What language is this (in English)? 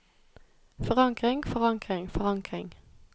Norwegian